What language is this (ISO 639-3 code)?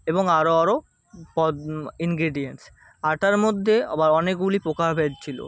ben